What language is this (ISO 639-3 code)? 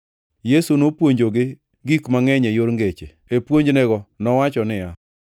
luo